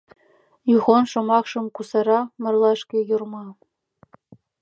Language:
Mari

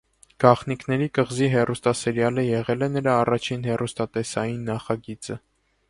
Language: Armenian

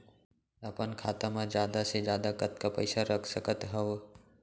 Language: Chhattisgarhi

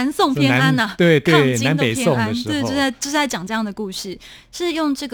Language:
Chinese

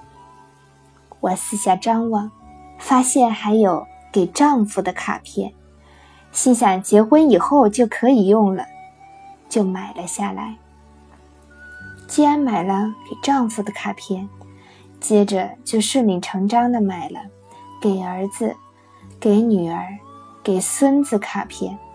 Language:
Chinese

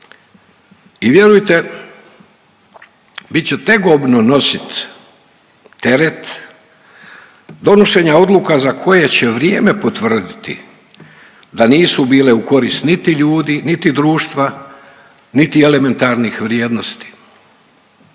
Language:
Croatian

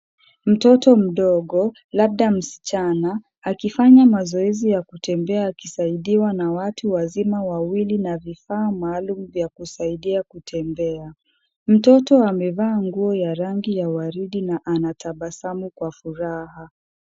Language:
Swahili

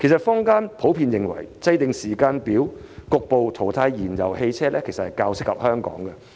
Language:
Cantonese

